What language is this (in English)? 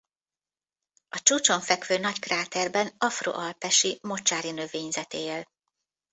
Hungarian